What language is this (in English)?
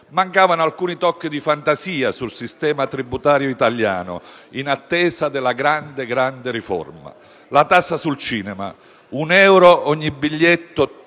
Italian